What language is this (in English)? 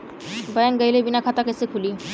Bhojpuri